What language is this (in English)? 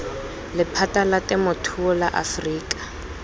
Tswana